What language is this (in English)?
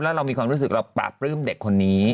Thai